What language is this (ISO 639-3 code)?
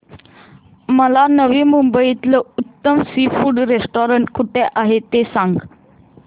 mar